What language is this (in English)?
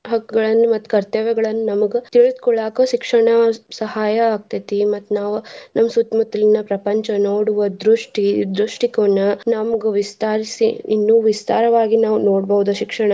Kannada